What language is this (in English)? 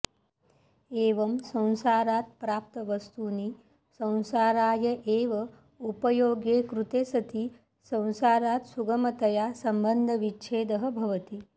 Sanskrit